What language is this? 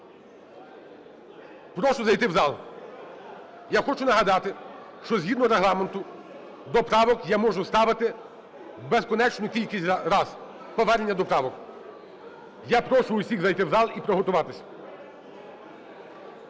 Ukrainian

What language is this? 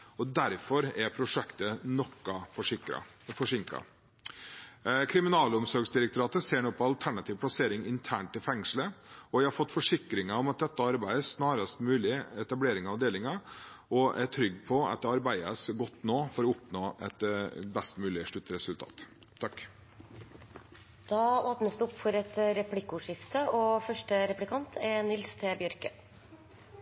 Norwegian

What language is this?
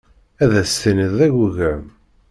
Kabyle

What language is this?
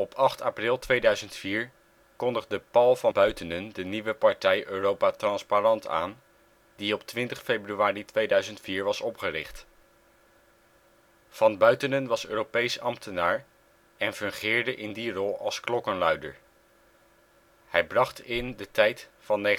Dutch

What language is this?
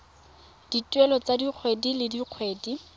Tswana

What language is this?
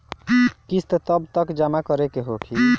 Bhojpuri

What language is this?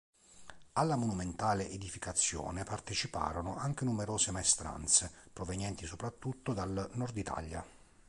Italian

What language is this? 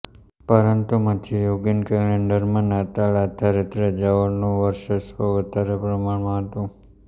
Gujarati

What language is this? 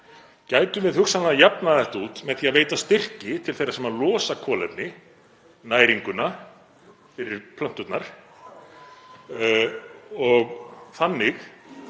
Icelandic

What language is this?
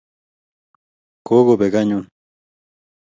Kalenjin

